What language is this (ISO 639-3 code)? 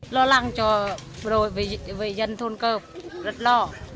vie